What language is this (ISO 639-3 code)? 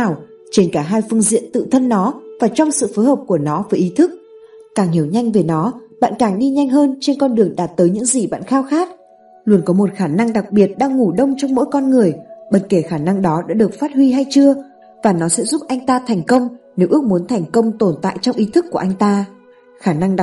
vie